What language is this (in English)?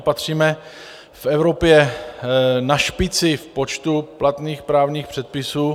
Czech